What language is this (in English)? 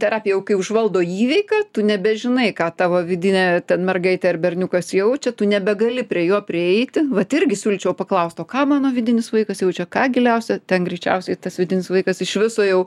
Lithuanian